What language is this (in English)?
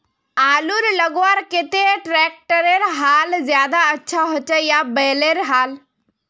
Magahi